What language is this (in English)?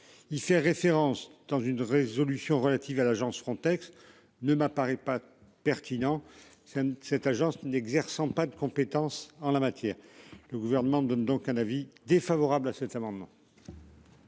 French